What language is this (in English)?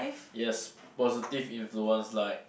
English